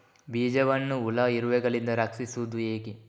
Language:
Kannada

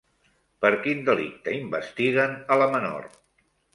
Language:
Catalan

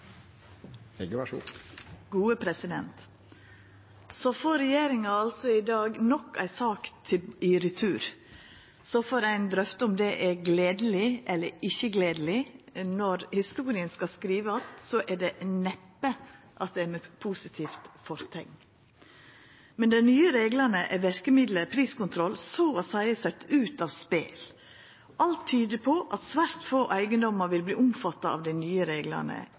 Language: Norwegian Nynorsk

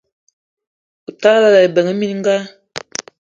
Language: Eton (Cameroon)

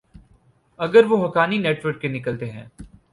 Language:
Urdu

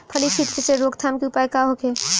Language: Bhojpuri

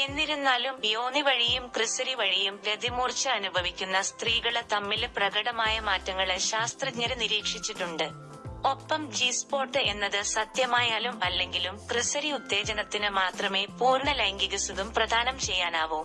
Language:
Malayalam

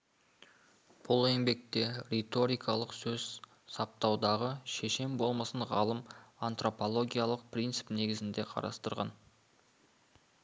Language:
Kazakh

